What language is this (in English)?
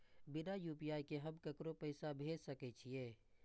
Maithili